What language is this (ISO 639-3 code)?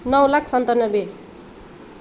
nep